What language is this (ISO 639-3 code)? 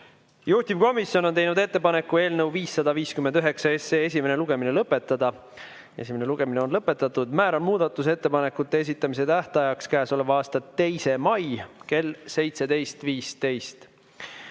est